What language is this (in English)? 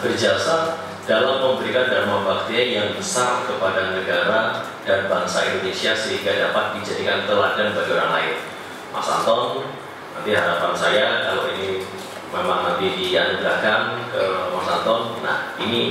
Indonesian